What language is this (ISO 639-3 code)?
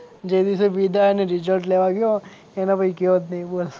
guj